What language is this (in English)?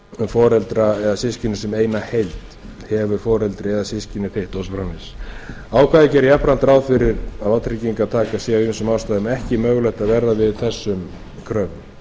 Icelandic